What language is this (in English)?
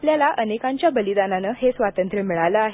Marathi